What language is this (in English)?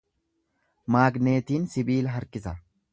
Oromo